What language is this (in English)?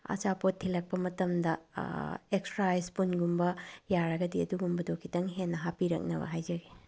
Manipuri